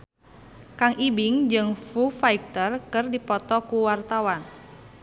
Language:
Sundanese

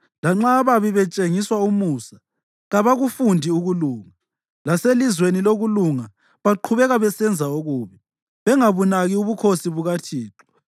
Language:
North Ndebele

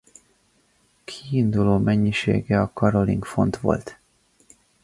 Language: Hungarian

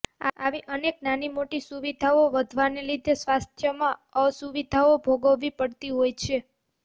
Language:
Gujarati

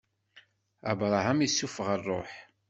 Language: Kabyle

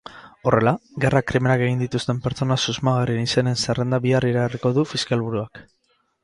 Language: Basque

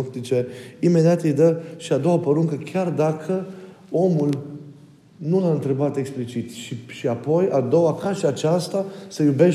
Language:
Romanian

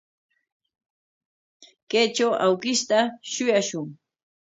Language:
Corongo Ancash Quechua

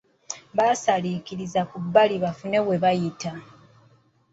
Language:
Ganda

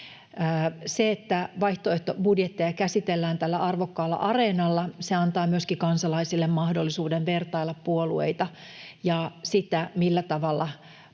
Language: Finnish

